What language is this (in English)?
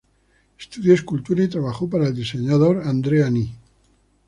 Spanish